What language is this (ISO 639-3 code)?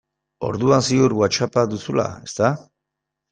eus